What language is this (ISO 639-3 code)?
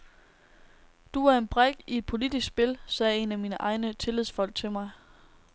dan